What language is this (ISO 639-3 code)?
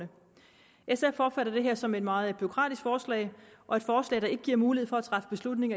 dan